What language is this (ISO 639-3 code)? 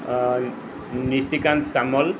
ori